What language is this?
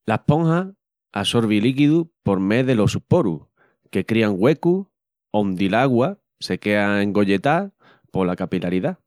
Extremaduran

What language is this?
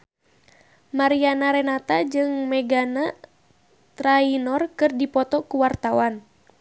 Sundanese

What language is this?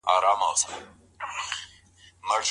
Pashto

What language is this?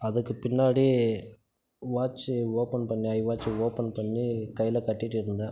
Tamil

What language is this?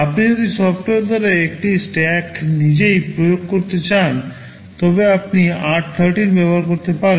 Bangla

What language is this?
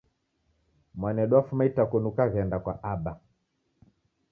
Taita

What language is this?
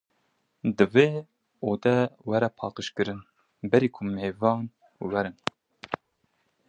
Kurdish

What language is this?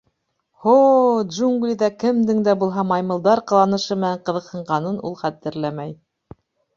Bashkir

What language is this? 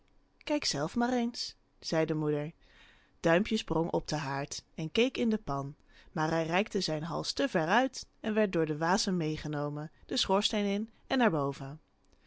Dutch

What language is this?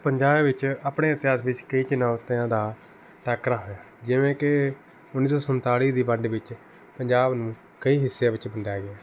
Punjabi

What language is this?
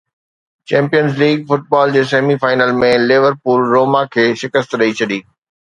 Sindhi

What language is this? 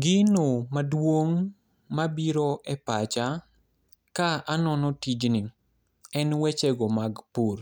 Luo (Kenya and Tanzania)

